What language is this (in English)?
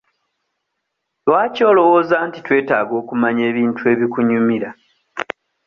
Ganda